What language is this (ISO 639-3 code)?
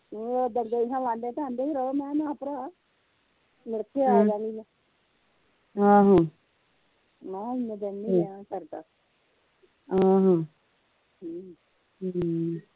pan